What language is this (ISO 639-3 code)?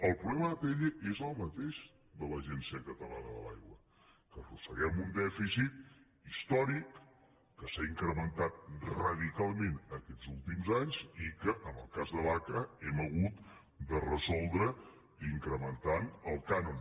cat